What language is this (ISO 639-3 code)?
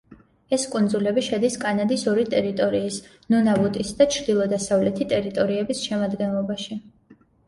kat